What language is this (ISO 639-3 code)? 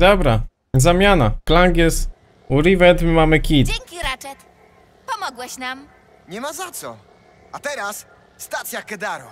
pol